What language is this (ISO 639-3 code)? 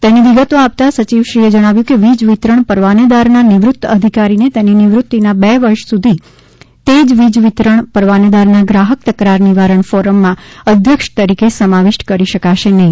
guj